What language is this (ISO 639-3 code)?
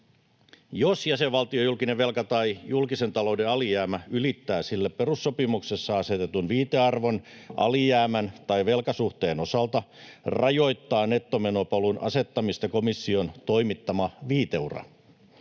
fin